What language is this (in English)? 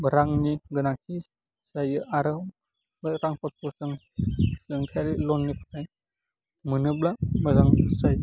Bodo